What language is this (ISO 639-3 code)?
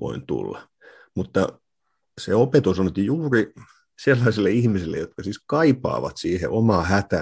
fin